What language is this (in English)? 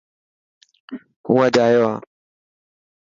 Dhatki